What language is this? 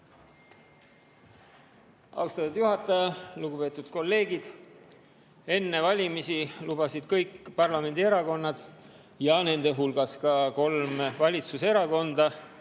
Estonian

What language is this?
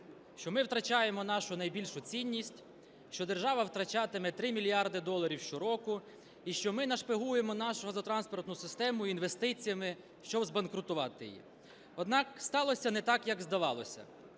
Ukrainian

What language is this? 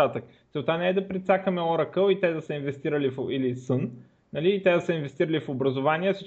Bulgarian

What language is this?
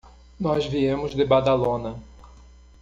Portuguese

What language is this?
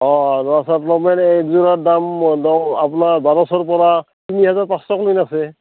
Assamese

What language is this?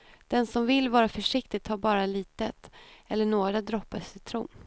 Swedish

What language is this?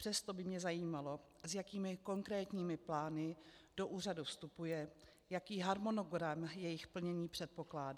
Czech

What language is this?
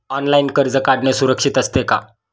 Marathi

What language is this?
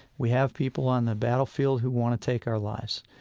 English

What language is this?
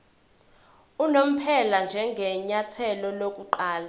Zulu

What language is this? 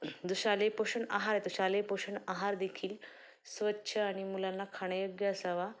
Marathi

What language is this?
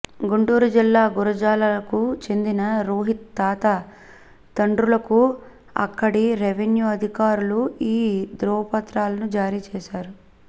Telugu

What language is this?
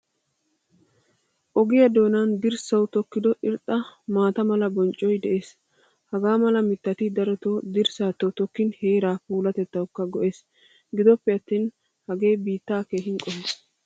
Wolaytta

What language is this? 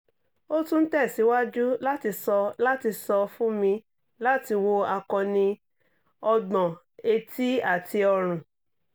Yoruba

